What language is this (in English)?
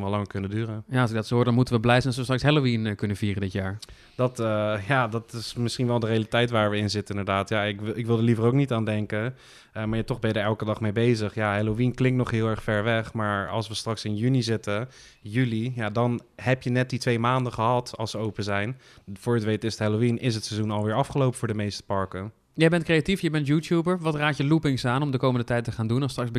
Dutch